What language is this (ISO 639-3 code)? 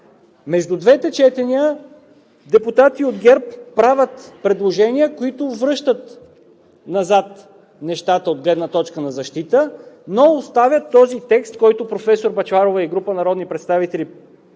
bul